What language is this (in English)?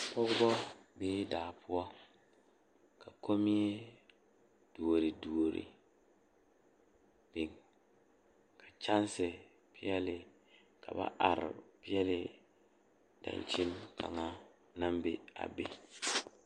Southern Dagaare